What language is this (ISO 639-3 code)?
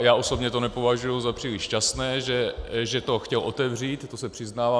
ces